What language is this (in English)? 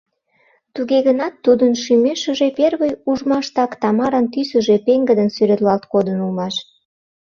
Mari